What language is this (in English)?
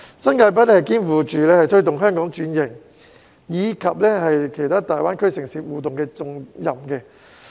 Cantonese